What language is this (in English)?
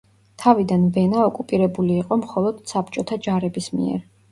Georgian